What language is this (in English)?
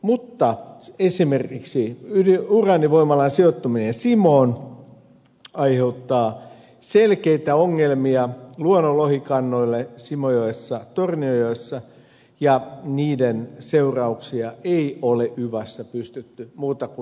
Finnish